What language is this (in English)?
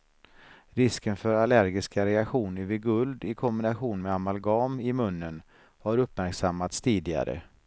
Swedish